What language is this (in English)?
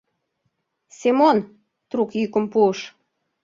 Mari